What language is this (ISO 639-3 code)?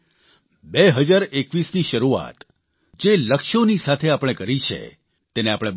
guj